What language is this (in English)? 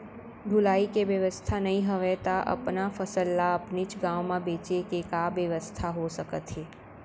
Chhattisgarhi